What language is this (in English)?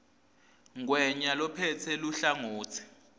Swati